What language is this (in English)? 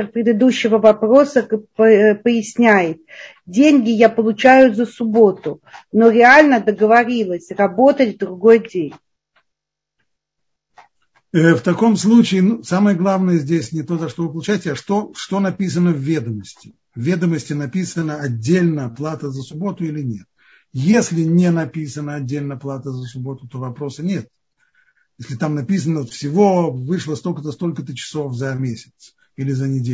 Russian